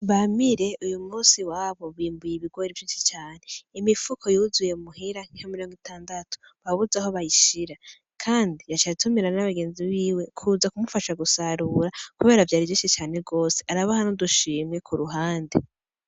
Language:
Rundi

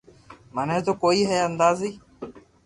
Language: Loarki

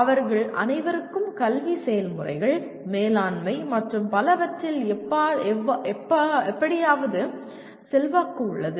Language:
Tamil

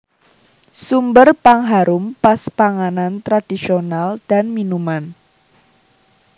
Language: Javanese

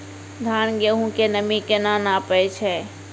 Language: Maithili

